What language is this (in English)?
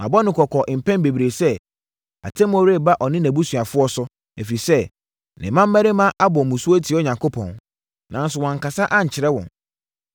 Akan